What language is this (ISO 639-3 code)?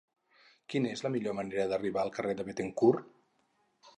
cat